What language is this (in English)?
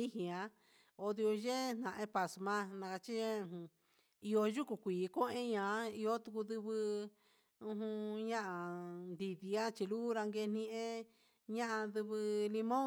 Huitepec Mixtec